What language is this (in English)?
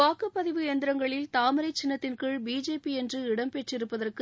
Tamil